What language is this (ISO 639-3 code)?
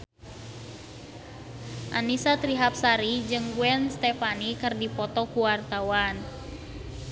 sun